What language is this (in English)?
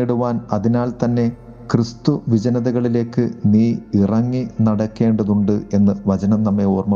Malayalam